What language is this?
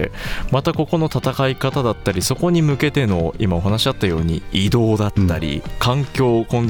Japanese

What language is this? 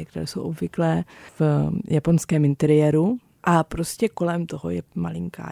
Czech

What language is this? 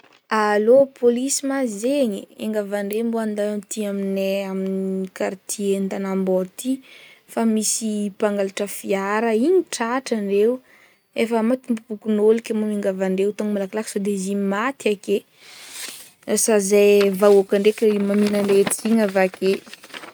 Northern Betsimisaraka Malagasy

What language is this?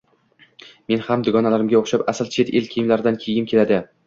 Uzbek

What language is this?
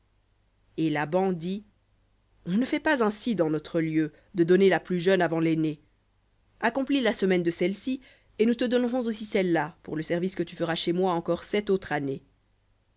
French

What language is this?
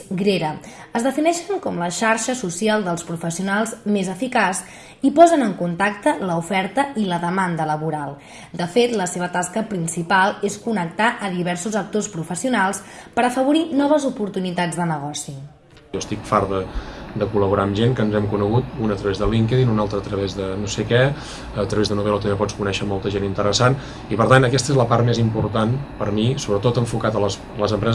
Catalan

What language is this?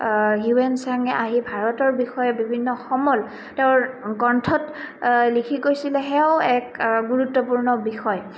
Assamese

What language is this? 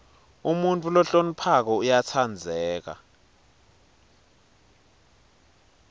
Swati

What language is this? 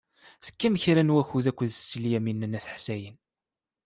Kabyle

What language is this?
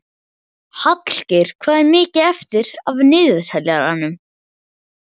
Icelandic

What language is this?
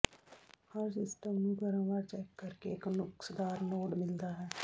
Punjabi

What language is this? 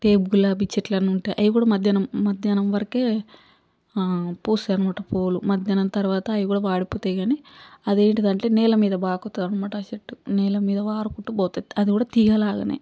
Telugu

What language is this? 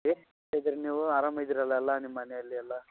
Kannada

